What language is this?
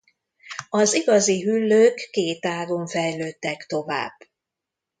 Hungarian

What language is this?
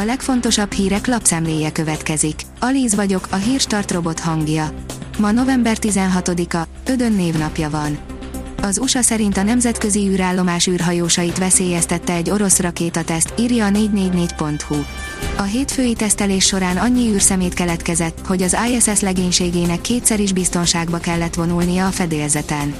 Hungarian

